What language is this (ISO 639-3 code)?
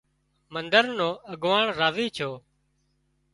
kxp